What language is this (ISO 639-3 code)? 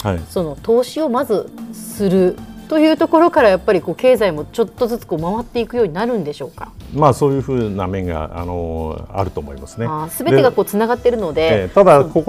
jpn